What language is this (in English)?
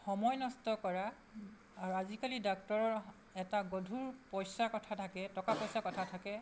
Assamese